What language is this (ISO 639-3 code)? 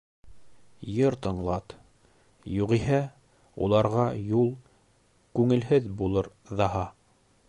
bak